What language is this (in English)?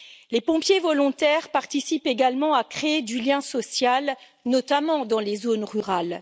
French